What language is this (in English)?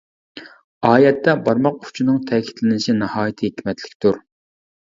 Uyghur